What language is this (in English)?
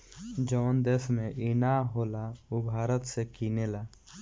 Bhojpuri